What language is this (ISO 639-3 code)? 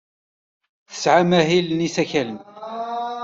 kab